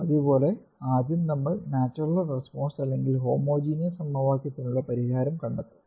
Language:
Malayalam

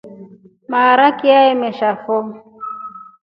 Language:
Rombo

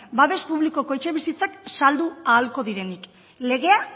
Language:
Basque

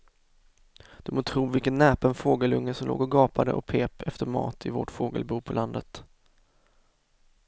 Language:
Swedish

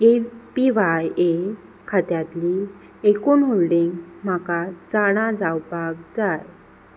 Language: Konkani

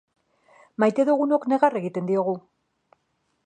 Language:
Basque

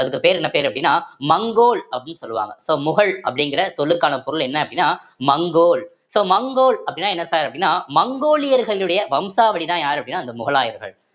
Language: Tamil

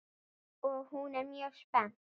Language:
Icelandic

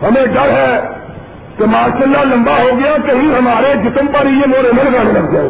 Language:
Urdu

